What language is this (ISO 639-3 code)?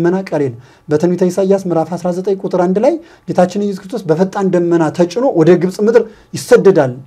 ara